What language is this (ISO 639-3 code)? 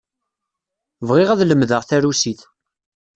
kab